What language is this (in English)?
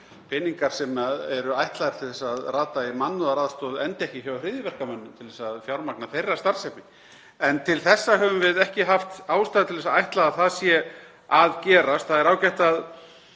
Icelandic